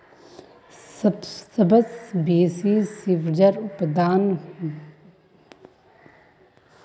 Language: Magahi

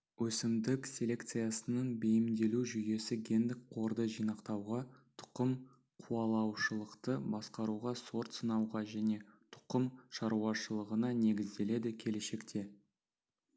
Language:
Kazakh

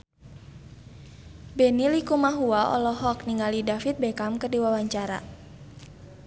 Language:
Sundanese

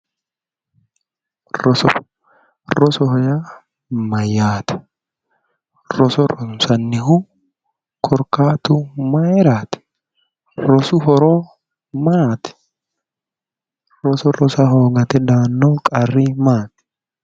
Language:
Sidamo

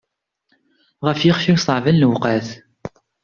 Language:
Kabyle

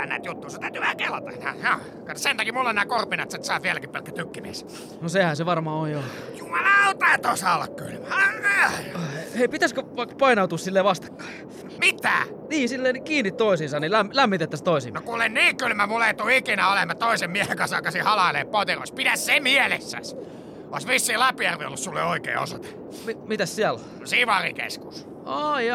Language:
Finnish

